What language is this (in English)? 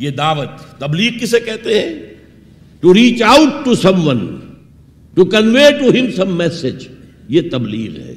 Urdu